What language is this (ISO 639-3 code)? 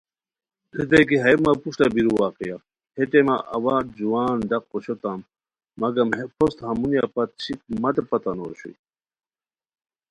khw